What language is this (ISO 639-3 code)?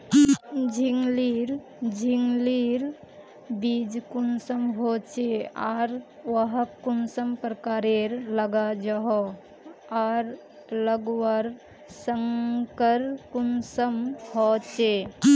mag